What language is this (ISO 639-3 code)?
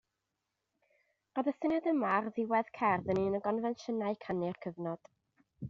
cym